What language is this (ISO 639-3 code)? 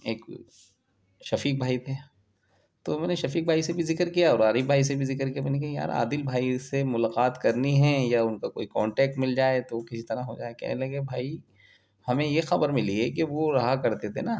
urd